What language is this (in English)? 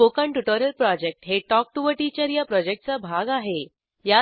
Marathi